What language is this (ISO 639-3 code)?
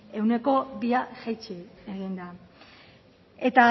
eus